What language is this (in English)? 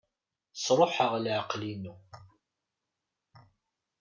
Kabyle